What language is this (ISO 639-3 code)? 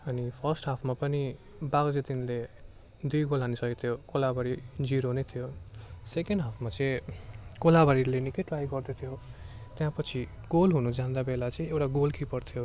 nep